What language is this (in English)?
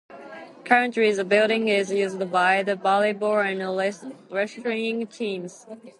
English